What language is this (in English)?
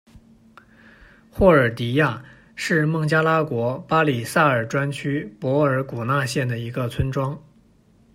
Chinese